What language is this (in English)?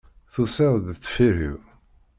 Kabyle